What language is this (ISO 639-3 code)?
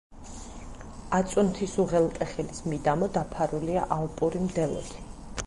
kat